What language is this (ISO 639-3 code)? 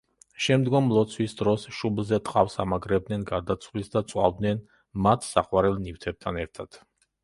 kat